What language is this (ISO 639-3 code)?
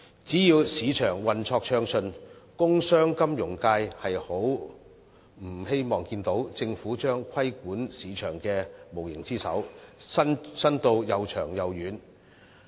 yue